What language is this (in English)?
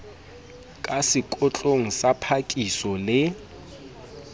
Southern Sotho